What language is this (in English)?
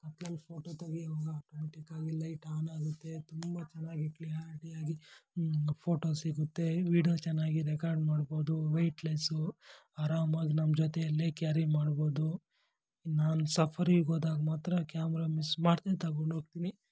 Kannada